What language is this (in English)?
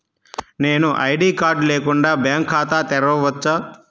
Telugu